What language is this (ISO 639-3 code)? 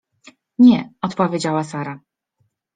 pol